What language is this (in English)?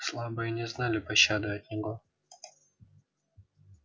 Russian